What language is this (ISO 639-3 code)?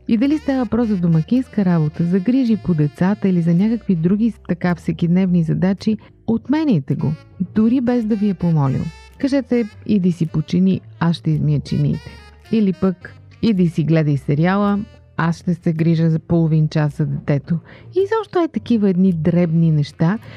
bul